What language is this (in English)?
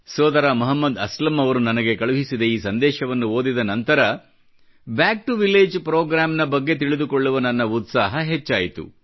Kannada